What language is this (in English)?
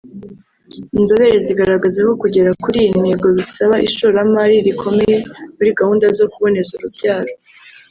Kinyarwanda